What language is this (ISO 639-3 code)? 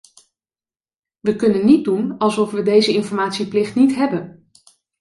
nld